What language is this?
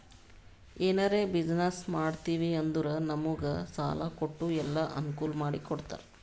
Kannada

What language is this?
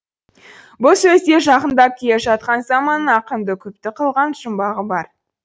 Kazakh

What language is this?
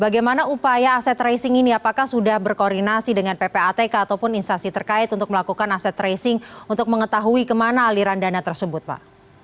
Indonesian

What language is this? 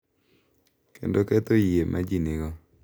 Luo (Kenya and Tanzania)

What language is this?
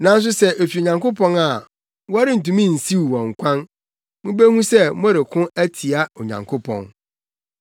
Akan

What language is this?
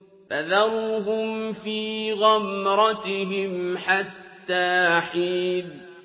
Arabic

